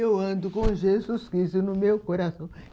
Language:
Portuguese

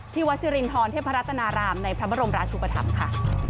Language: Thai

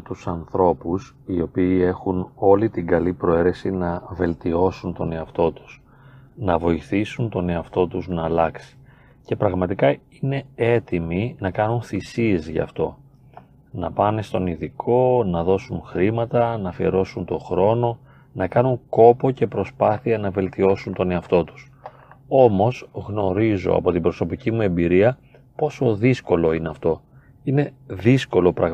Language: Greek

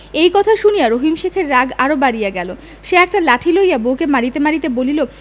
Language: Bangla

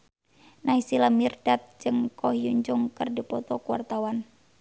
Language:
Sundanese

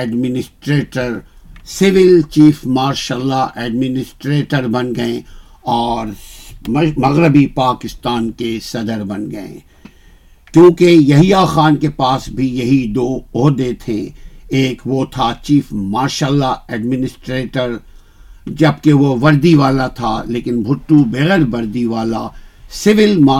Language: Urdu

